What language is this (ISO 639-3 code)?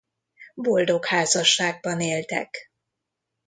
hun